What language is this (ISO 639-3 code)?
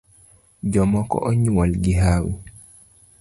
luo